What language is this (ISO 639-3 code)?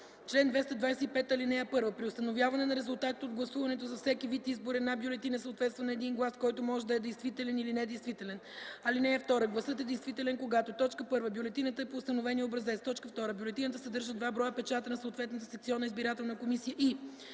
bul